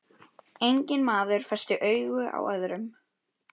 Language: Icelandic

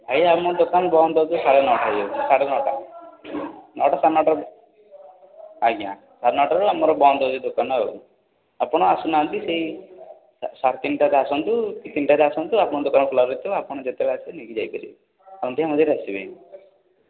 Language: Odia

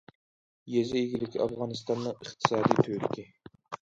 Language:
Uyghur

